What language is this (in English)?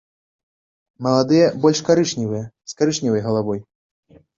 Belarusian